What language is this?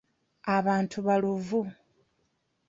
Ganda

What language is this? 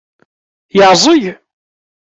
Kabyle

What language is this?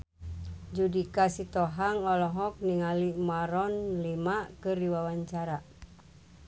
Sundanese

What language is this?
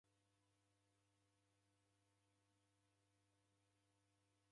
Taita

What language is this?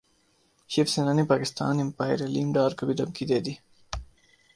Urdu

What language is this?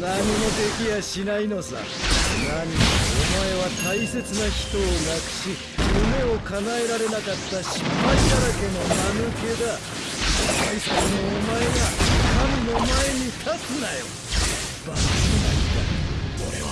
Japanese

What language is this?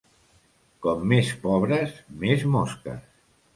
Catalan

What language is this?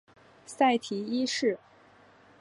Chinese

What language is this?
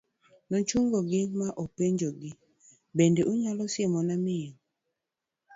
Luo (Kenya and Tanzania)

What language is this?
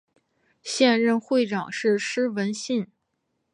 Chinese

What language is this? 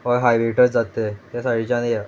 Konkani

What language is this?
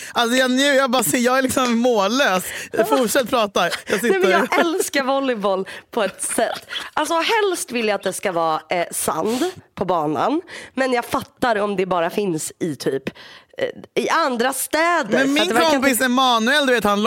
Swedish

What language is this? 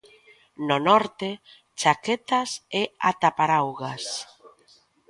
Galician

